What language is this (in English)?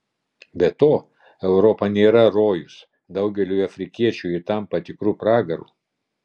Lithuanian